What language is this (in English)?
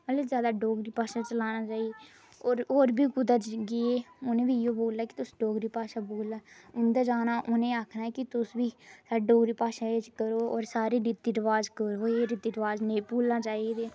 Dogri